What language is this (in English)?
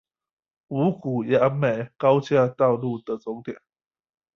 Chinese